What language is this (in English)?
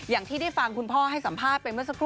Thai